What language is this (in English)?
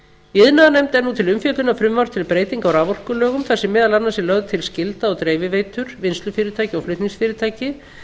Icelandic